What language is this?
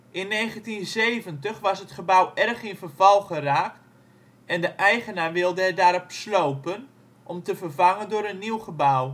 Dutch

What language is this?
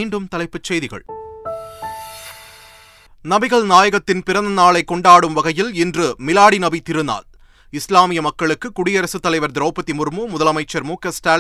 Tamil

